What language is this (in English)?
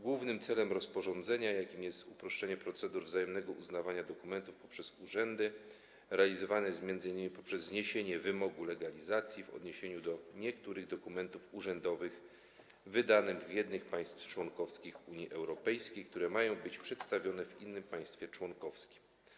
Polish